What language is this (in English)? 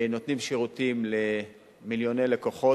Hebrew